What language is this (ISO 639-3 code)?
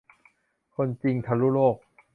tha